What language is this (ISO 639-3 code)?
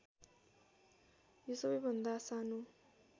nep